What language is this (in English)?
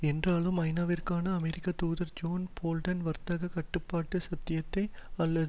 Tamil